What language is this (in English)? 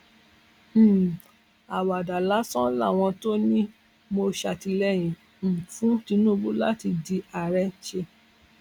Yoruba